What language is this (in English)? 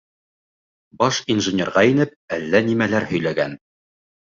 Bashkir